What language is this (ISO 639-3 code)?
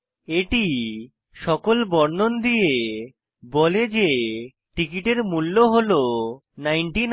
ben